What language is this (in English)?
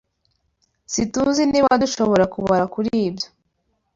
Kinyarwanda